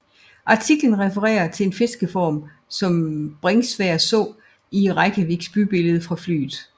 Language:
Danish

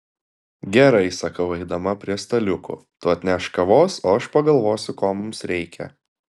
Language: Lithuanian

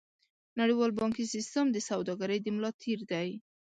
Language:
Pashto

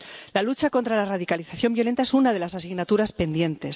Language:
Spanish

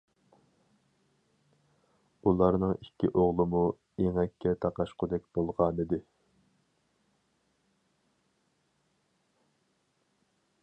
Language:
Uyghur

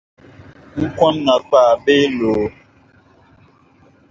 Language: Dagbani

